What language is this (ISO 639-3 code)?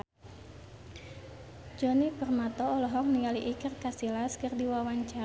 sun